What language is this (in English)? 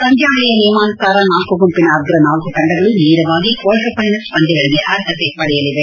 Kannada